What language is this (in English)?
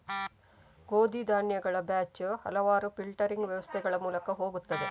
Kannada